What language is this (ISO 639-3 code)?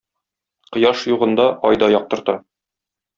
tat